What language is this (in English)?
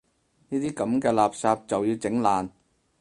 Cantonese